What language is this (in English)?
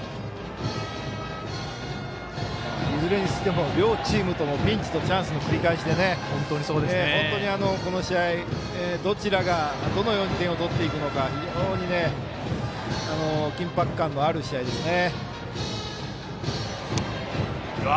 Japanese